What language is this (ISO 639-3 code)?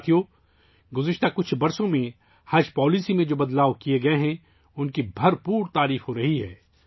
urd